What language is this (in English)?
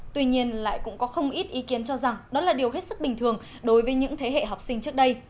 Vietnamese